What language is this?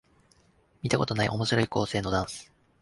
Japanese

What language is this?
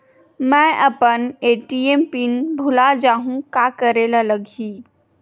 Chhattisgarhi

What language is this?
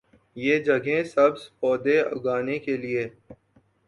Urdu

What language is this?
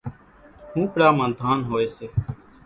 Kachi Koli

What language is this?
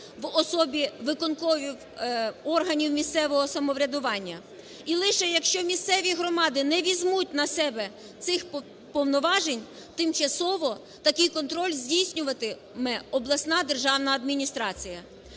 Ukrainian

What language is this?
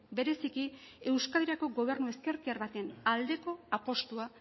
Basque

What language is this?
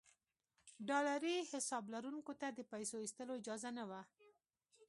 Pashto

